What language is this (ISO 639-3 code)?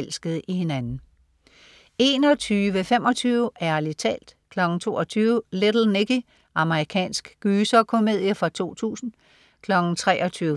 dan